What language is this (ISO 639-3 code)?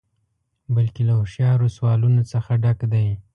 pus